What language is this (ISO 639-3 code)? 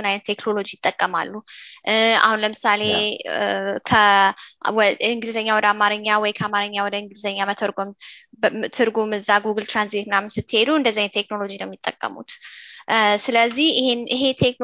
amh